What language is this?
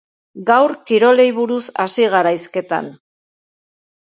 Basque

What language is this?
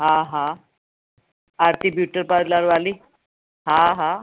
Sindhi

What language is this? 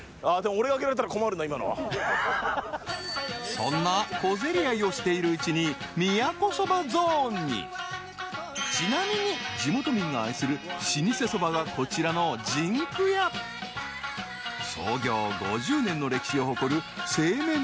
Japanese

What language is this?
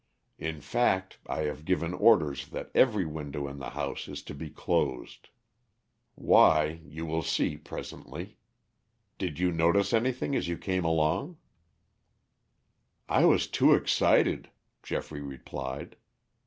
English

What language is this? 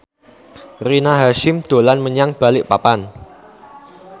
Javanese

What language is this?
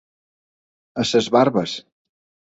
Catalan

